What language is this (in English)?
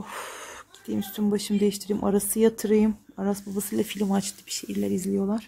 Turkish